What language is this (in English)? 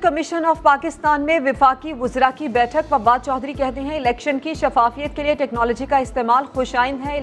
Urdu